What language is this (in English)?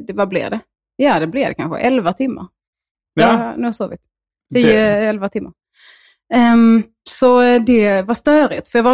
Swedish